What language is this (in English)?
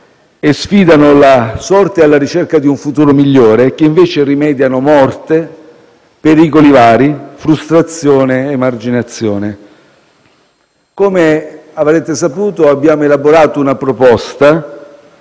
Italian